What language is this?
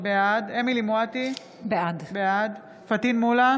Hebrew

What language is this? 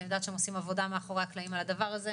Hebrew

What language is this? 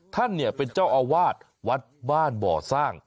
Thai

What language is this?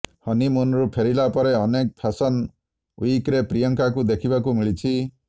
Odia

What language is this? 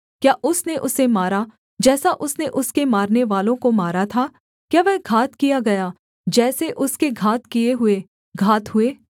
Hindi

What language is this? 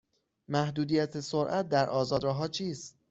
Persian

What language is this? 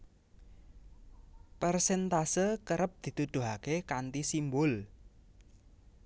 Javanese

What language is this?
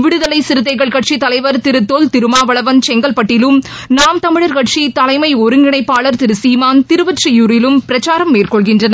Tamil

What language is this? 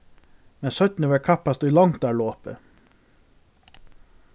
Faroese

